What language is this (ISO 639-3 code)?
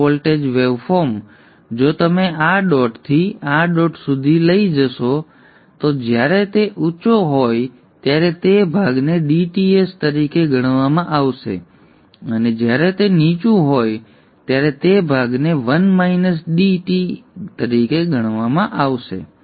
guj